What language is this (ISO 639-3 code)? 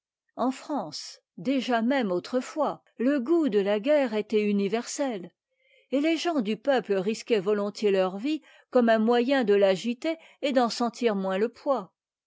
fra